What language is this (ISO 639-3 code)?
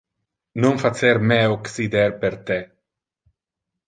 ina